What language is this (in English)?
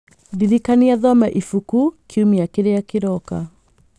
Kikuyu